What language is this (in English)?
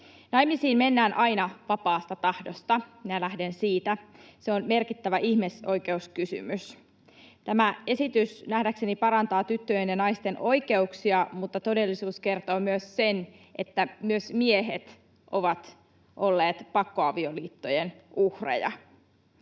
Finnish